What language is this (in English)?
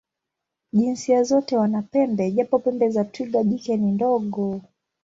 Swahili